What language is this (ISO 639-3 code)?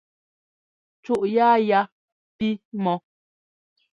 jgo